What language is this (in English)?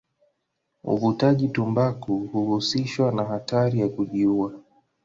Swahili